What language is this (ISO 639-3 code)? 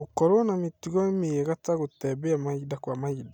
kik